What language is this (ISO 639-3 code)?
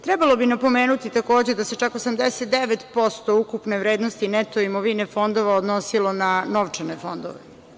srp